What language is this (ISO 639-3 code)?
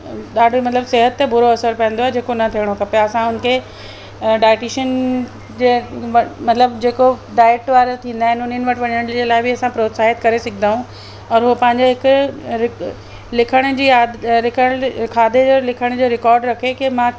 snd